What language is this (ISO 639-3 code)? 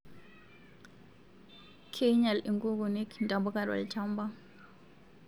mas